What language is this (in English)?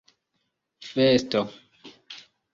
Esperanto